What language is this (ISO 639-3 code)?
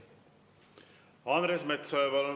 est